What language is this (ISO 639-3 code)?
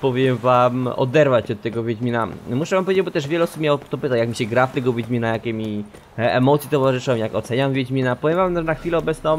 pol